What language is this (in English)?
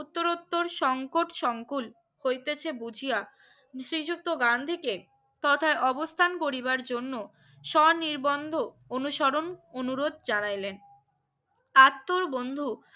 Bangla